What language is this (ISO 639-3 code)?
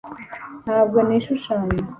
kin